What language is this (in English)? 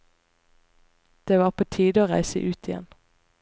Norwegian